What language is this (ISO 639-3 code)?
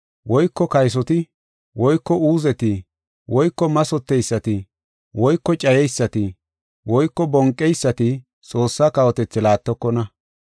gof